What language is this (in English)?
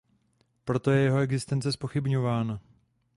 Czech